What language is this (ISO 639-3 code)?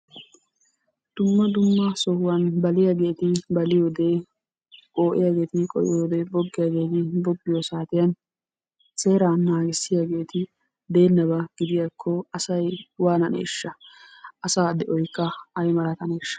wal